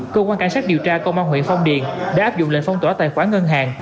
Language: Vietnamese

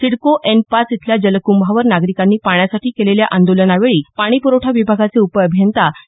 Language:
Marathi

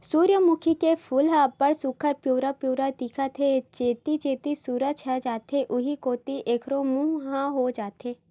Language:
Chhattisgarhi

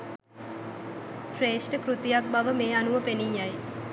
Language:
Sinhala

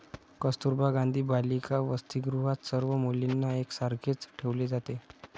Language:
Marathi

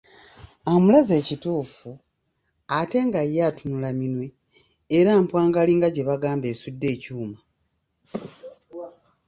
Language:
Ganda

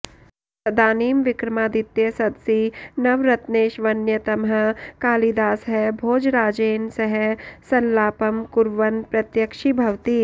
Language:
Sanskrit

